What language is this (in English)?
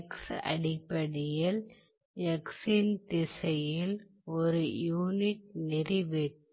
Tamil